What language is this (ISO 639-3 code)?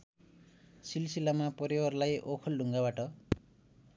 nep